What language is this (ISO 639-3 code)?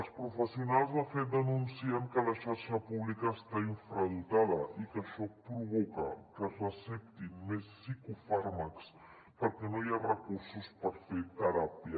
cat